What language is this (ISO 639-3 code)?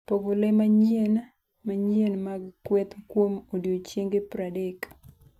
luo